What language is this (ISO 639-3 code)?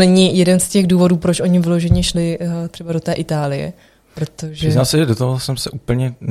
ces